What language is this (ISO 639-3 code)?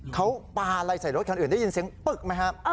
tha